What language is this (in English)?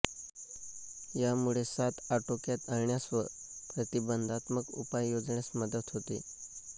Marathi